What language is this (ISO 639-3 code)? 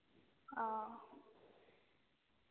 doi